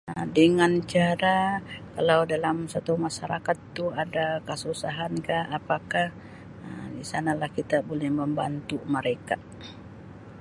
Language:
Sabah Malay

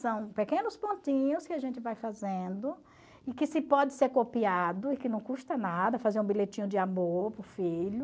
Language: Portuguese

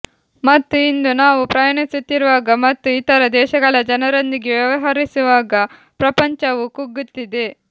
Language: Kannada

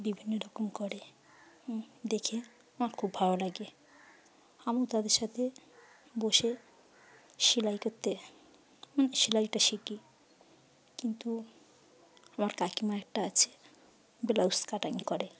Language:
Bangla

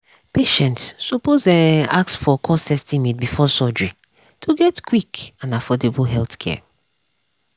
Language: Nigerian Pidgin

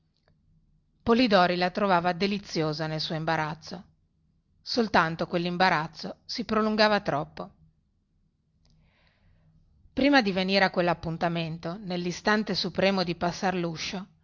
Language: Italian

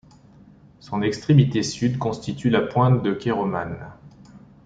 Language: French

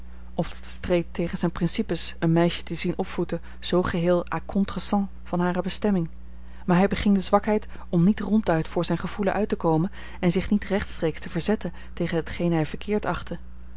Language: Dutch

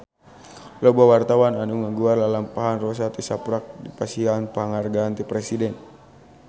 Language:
Sundanese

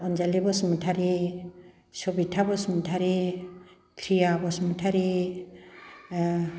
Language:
Bodo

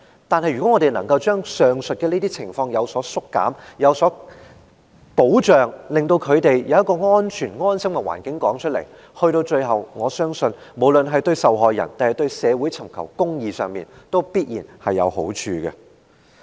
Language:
Cantonese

